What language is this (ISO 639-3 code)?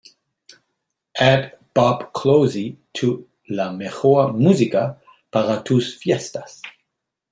eng